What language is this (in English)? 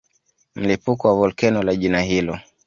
Swahili